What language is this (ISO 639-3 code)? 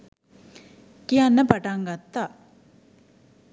sin